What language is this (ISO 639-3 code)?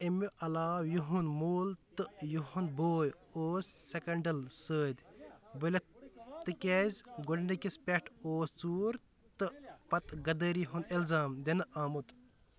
kas